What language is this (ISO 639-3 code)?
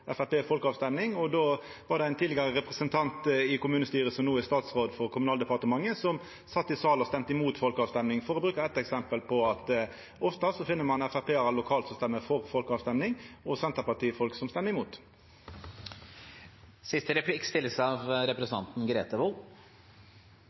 nno